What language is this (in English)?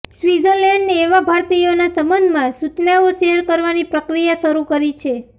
Gujarati